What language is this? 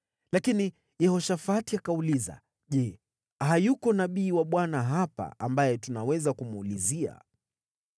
Swahili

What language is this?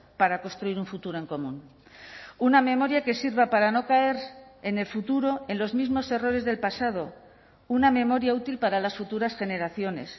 Spanish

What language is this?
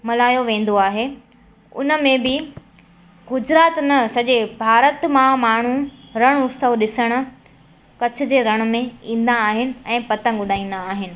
Sindhi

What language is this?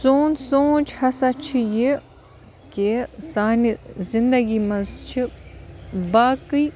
Kashmiri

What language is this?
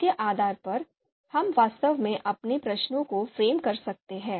Hindi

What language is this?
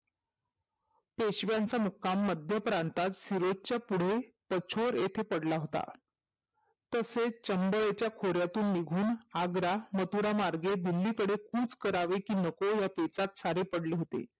Marathi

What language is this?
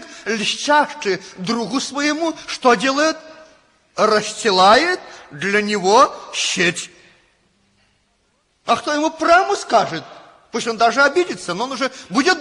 Russian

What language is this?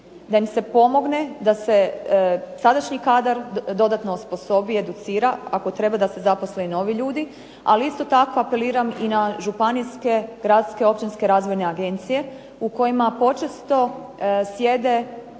Croatian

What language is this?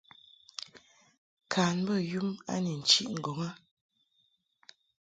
Mungaka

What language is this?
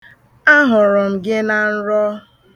Igbo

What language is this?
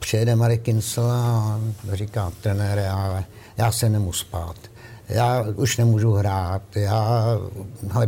Czech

